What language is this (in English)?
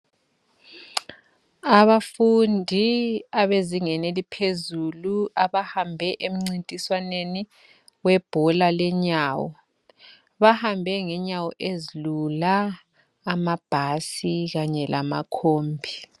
North Ndebele